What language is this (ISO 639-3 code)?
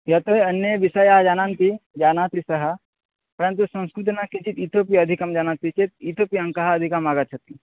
san